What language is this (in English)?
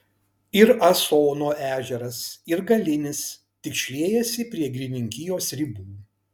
Lithuanian